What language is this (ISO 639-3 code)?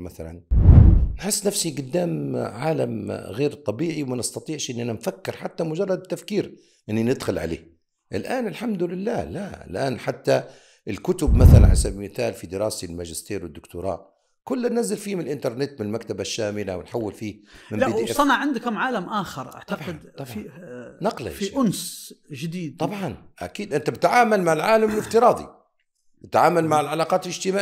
ara